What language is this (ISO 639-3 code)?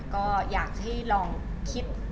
tha